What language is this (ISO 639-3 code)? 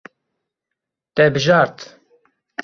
kur